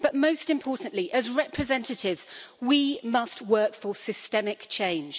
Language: English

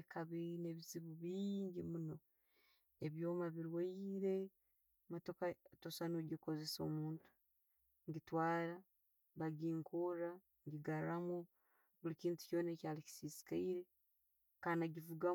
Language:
Tooro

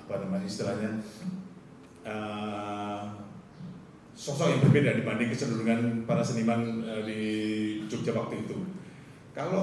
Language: Indonesian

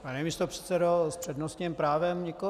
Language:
Czech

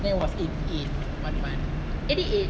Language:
English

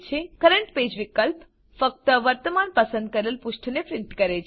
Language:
Gujarati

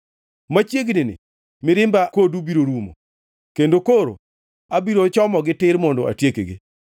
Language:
Luo (Kenya and Tanzania)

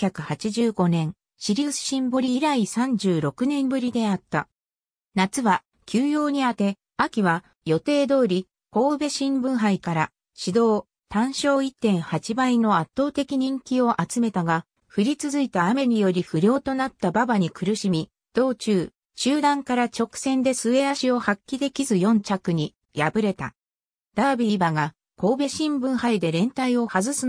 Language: Japanese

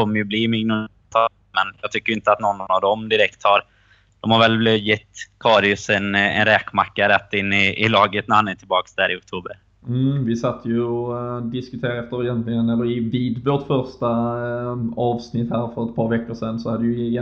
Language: Swedish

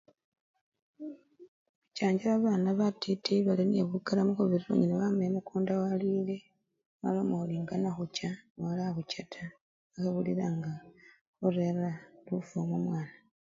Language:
Luyia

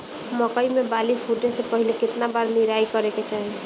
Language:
Bhojpuri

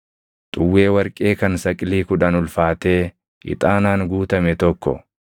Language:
Oromo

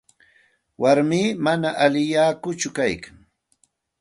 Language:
Santa Ana de Tusi Pasco Quechua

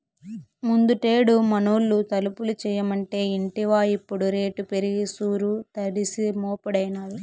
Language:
Telugu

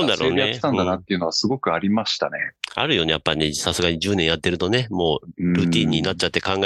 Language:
Japanese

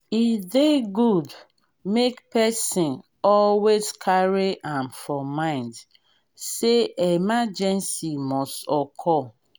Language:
Nigerian Pidgin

